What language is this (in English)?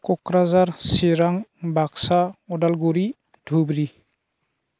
Bodo